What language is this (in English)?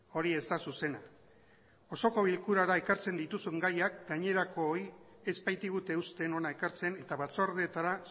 Basque